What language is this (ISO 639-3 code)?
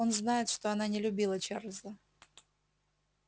rus